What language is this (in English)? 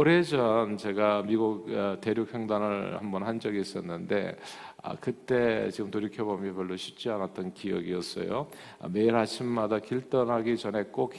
Korean